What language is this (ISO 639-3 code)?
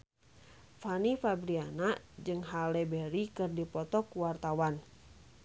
sun